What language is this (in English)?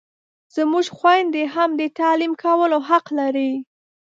Pashto